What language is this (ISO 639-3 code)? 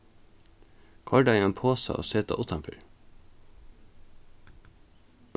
fao